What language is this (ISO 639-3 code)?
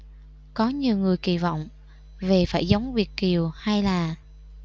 vie